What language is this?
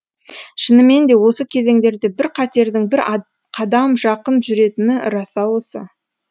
Kazakh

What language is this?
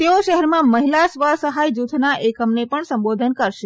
Gujarati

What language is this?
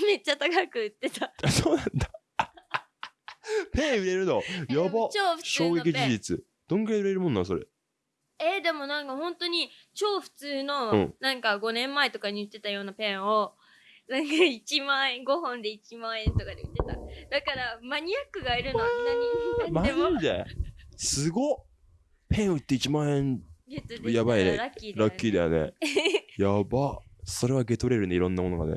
Japanese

